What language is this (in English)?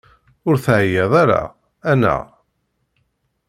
Kabyle